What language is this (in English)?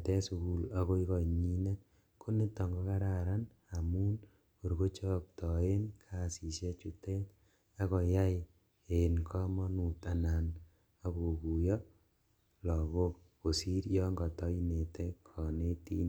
Kalenjin